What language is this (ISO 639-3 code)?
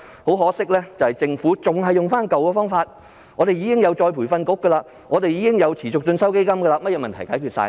yue